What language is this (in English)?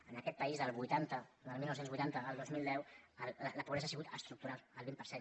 Catalan